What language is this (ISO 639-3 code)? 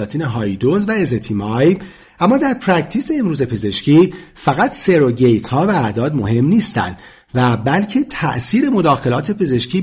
fas